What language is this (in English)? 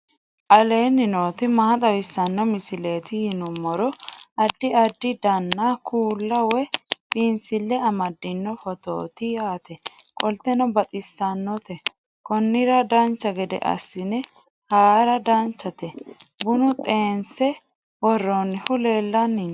Sidamo